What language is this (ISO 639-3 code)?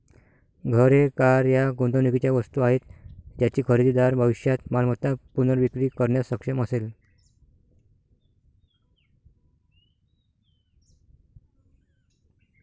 mar